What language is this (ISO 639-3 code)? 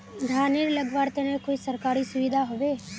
mag